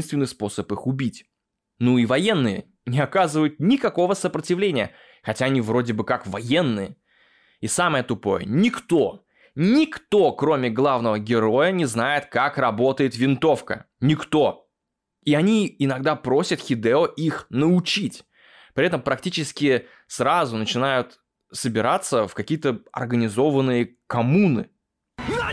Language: Russian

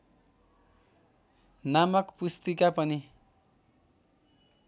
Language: Nepali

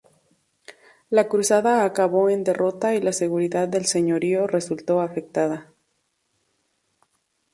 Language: Spanish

